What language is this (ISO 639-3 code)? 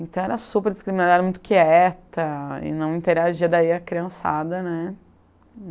por